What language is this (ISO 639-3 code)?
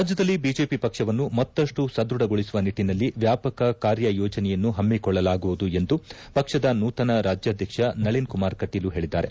kan